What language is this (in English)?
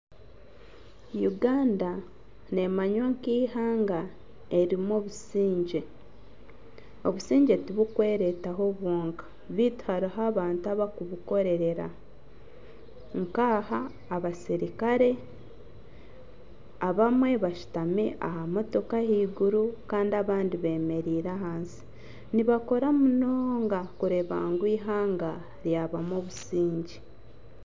Nyankole